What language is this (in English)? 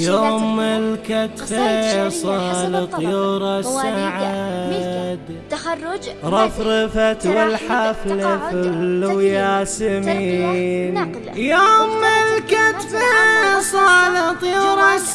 Arabic